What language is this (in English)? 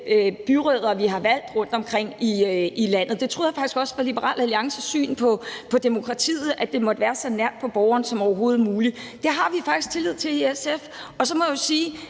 Danish